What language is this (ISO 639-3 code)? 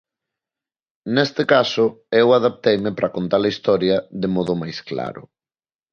glg